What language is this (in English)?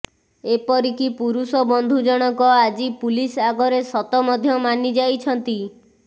Odia